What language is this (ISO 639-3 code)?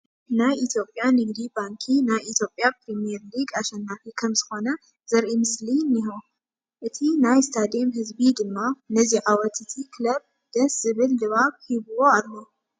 tir